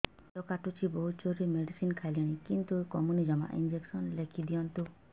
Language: Odia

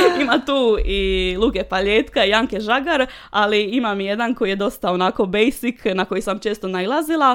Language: Croatian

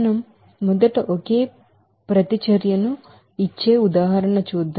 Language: Telugu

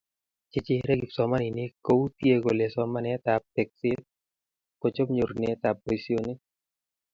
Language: Kalenjin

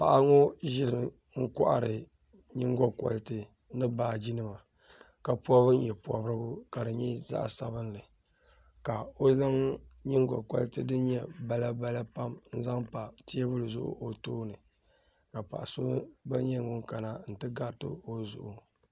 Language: Dagbani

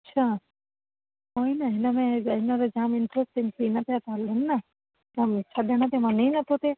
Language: Sindhi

